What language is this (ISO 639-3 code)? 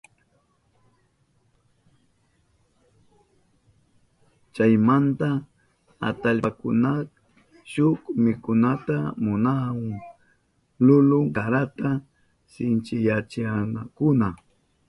qup